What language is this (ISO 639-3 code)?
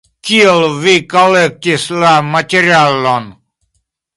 epo